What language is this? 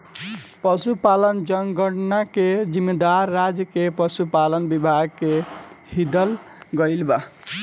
Bhojpuri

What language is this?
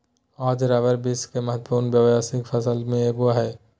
Magahi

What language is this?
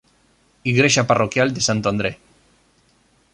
Galician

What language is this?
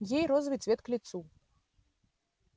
Russian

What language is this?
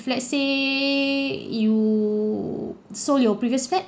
English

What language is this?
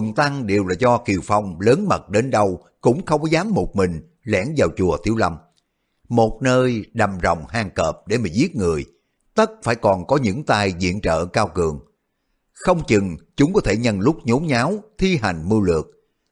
Vietnamese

